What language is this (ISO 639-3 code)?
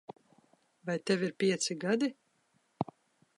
lav